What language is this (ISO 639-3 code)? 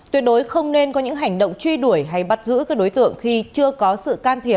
vie